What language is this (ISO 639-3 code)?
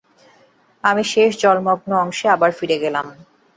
ben